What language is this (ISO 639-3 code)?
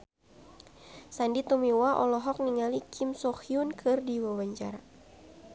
sun